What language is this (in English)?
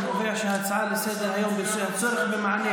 Hebrew